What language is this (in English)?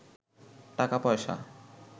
Bangla